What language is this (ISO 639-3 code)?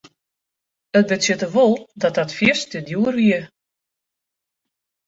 fry